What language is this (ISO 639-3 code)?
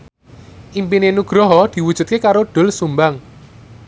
jav